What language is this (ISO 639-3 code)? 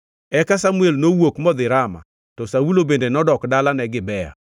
luo